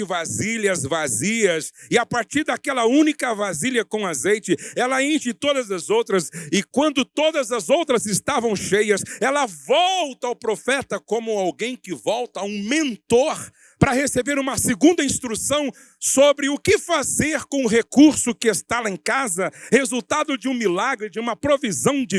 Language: Portuguese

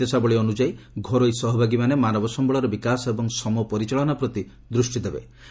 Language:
Odia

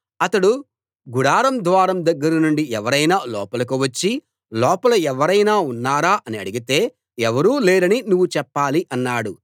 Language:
Telugu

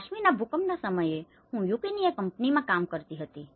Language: Gujarati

